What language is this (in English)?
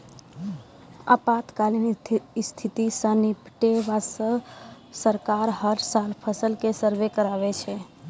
Maithili